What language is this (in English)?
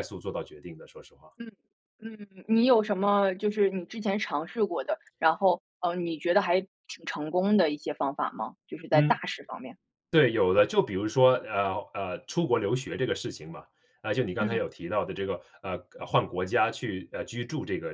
Chinese